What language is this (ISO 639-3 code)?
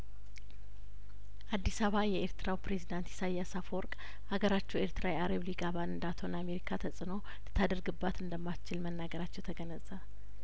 amh